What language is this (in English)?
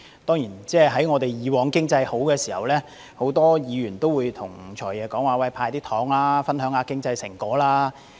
Cantonese